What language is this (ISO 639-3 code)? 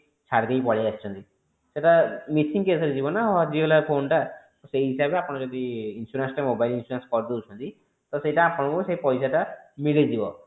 ori